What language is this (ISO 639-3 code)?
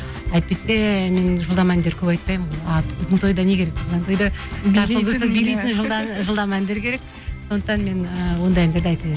kaz